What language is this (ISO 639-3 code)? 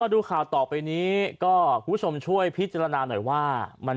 tha